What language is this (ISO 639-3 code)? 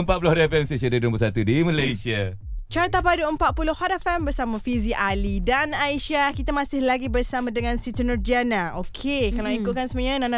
msa